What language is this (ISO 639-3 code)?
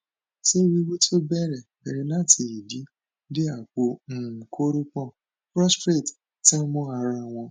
yor